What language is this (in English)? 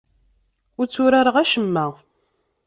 Kabyle